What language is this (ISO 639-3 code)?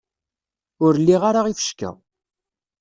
kab